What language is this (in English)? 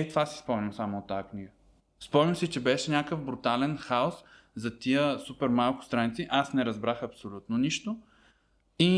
Bulgarian